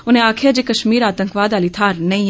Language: Dogri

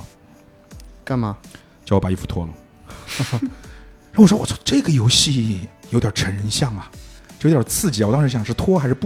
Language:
Chinese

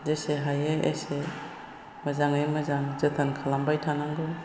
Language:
Bodo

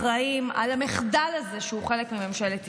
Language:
Hebrew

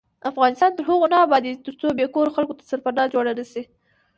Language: Pashto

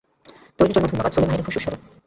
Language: Bangla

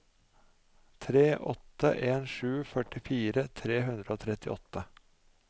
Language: Norwegian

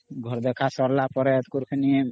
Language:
Odia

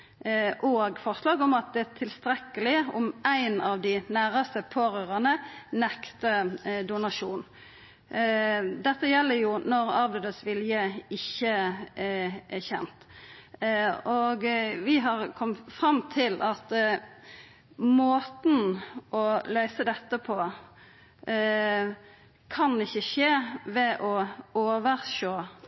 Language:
Norwegian Nynorsk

